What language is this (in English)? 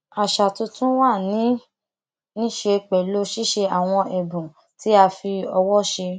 Yoruba